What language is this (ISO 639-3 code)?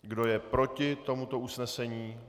ces